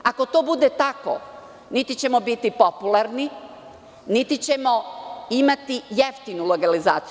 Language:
Serbian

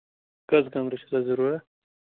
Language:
Kashmiri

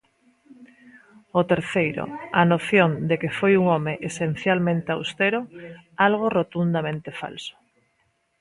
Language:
Galician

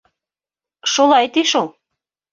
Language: Bashkir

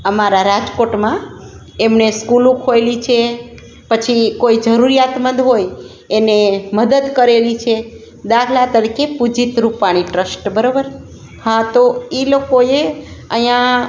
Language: Gujarati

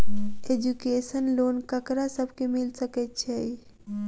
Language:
Maithili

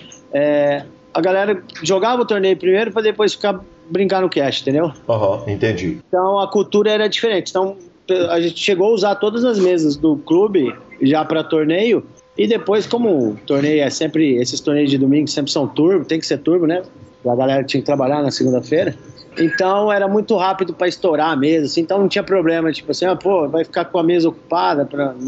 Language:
Portuguese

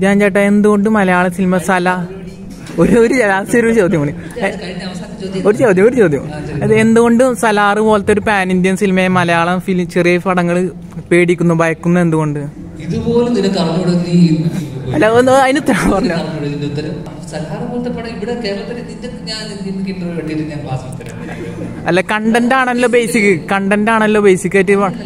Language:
Indonesian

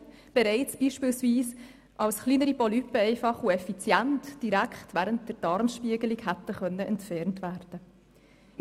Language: Swiss German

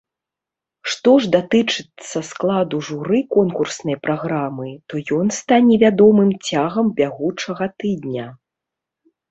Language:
Belarusian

